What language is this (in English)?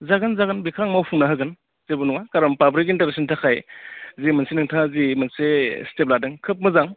Bodo